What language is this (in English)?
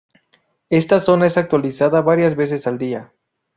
Spanish